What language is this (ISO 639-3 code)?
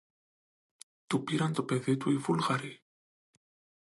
ell